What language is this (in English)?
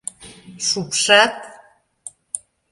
Mari